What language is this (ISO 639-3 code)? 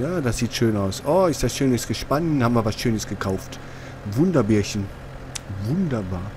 deu